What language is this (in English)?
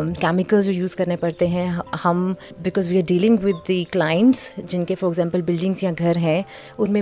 Urdu